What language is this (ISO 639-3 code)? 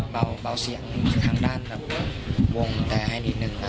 tha